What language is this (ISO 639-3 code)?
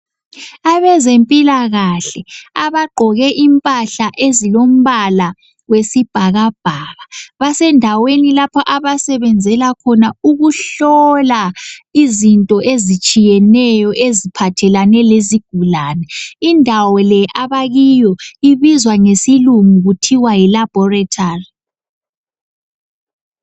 nde